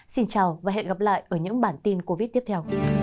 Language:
Vietnamese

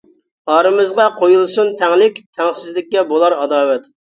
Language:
Uyghur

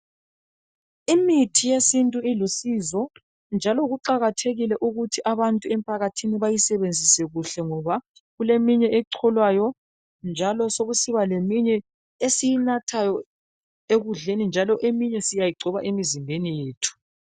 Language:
North Ndebele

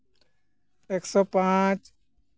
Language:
Santali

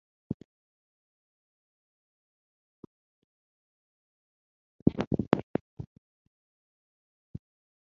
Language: English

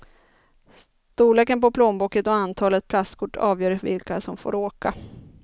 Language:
Swedish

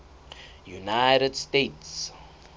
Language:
Southern Sotho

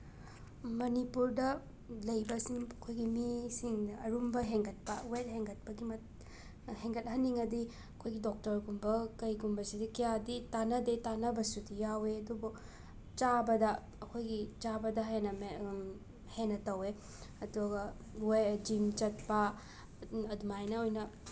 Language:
Manipuri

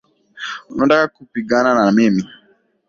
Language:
Swahili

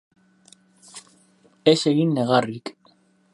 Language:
Basque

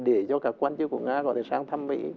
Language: Vietnamese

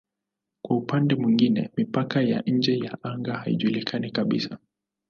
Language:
Swahili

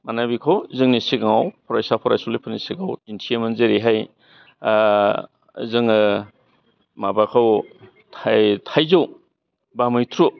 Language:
Bodo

